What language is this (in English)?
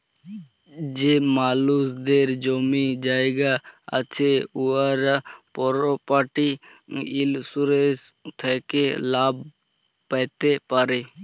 Bangla